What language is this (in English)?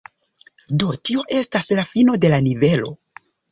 Esperanto